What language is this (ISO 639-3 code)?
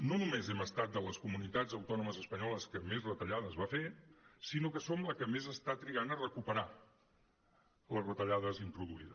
cat